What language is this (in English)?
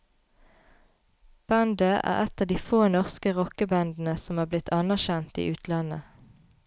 Norwegian